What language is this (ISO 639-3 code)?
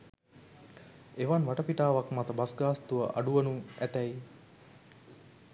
sin